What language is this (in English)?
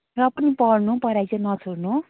Nepali